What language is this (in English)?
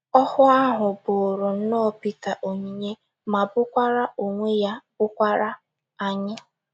Igbo